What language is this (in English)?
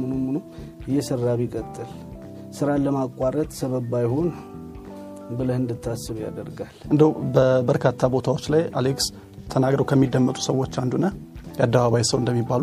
Amharic